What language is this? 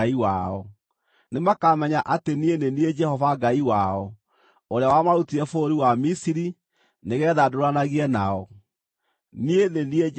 Kikuyu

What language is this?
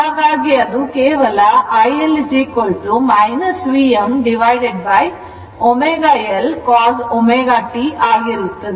Kannada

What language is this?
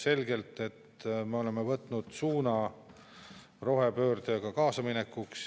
Estonian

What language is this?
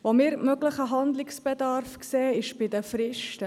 Swiss German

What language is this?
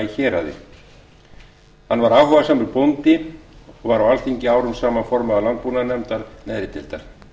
Icelandic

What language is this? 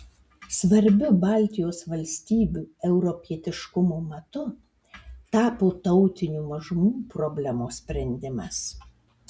Lithuanian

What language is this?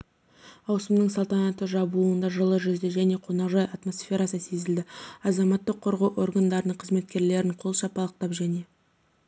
Kazakh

